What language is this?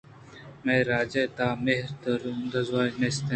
Eastern Balochi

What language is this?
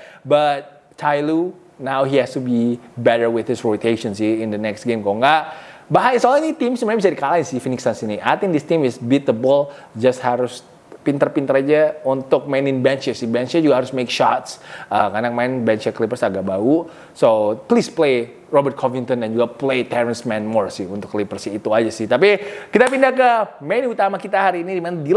Indonesian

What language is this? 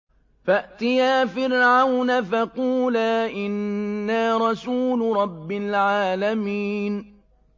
Arabic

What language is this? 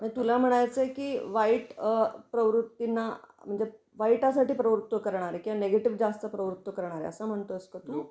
Marathi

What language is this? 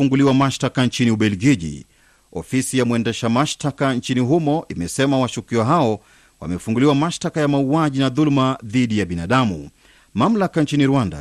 Swahili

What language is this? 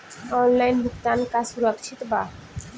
Bhojpuri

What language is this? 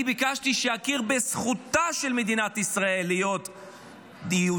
Hebrew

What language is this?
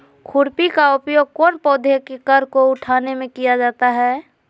Magahi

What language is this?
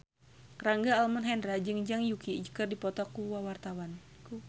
Sundanese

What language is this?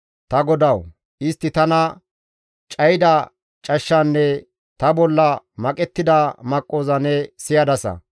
Gamo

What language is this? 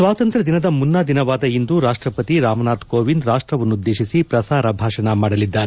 Kannada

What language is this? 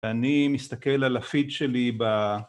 Hebrew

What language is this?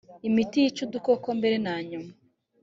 Kinyarwanda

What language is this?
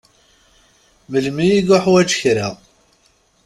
Kabyle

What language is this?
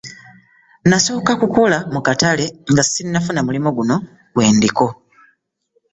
Ganda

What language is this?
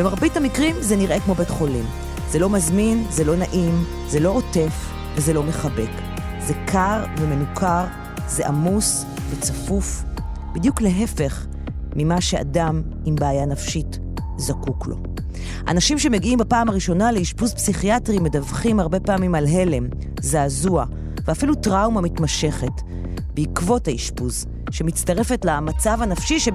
Hebrew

